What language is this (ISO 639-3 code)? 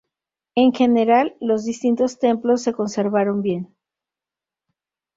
spa